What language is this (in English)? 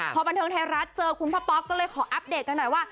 Thai